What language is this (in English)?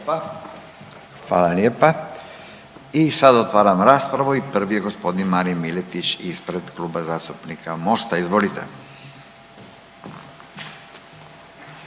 Croatian